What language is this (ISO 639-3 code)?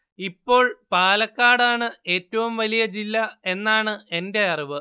mal